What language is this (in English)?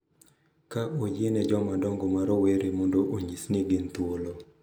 Luo (Kenya and Tanzania)